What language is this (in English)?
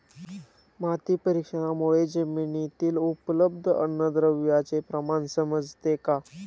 Marathi